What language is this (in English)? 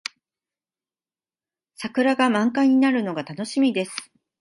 Japanese